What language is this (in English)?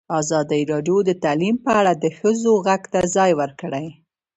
Pashto